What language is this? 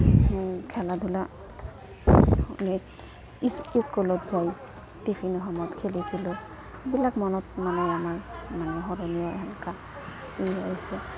Assamese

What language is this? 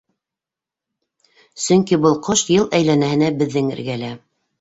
Bashkir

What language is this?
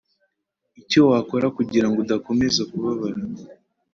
Kinyarwanda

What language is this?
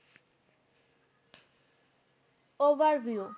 Bangla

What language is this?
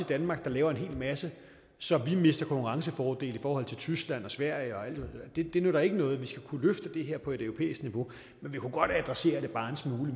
Danish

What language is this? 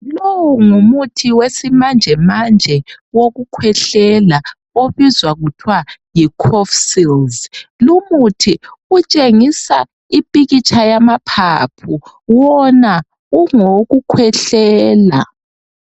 North Ndebele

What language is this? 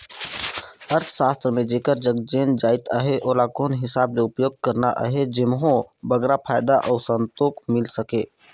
Chhattisgarhi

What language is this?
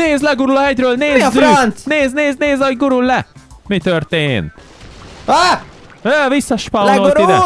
Hungarian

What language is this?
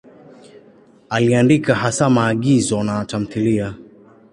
Swahili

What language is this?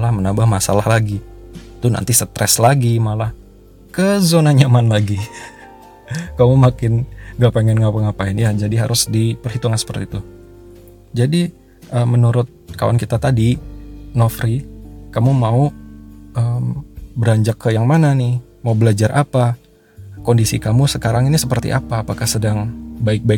Indonesian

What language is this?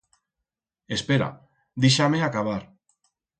Aragonese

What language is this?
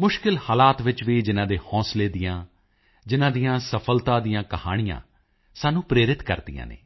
Punjabi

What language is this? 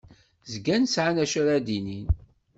Kabyle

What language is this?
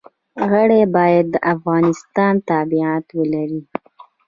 Pashto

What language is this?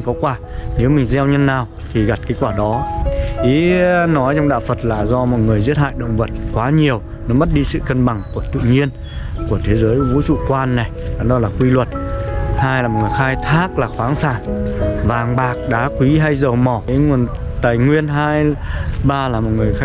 Vietnamese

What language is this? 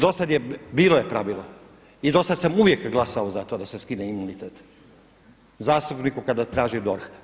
Croatian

